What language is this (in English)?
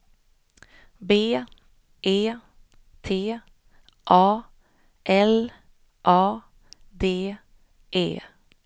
Swedish